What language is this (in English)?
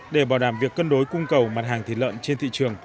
Vietnamese